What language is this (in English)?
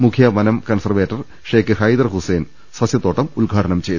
Malayalam